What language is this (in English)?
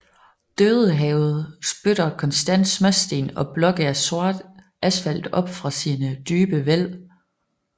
Danish